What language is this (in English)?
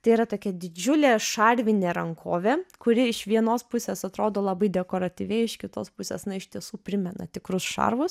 Lithuanian